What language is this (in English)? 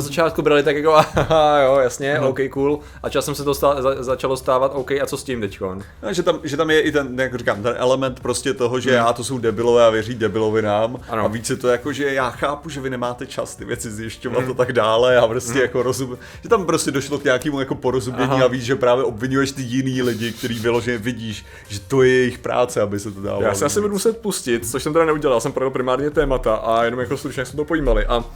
Czech